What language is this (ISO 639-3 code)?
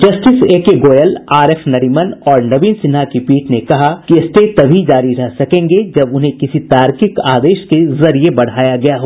hin